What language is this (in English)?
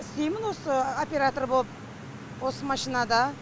Kazakh